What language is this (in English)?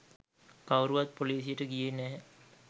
Sinhala